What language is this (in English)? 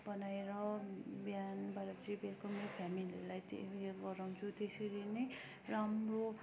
Nepali